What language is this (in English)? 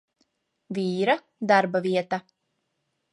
Latvian